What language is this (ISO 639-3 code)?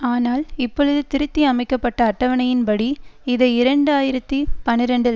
tam